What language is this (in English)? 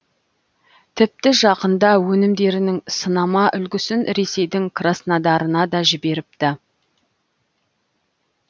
Kazakh